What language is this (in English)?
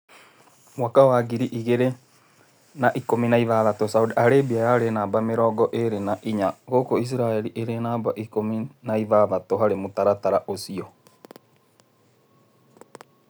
Kikuyu